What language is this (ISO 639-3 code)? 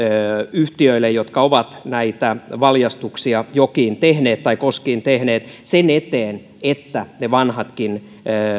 fin